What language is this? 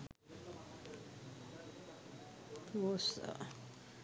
Sinhala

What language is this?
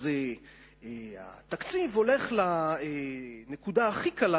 Hebrew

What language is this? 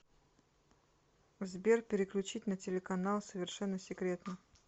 Russian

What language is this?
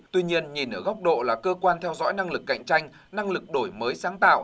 Vietnamese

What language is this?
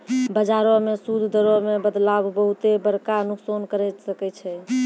Maithili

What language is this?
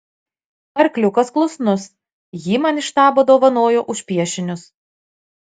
Lithuanian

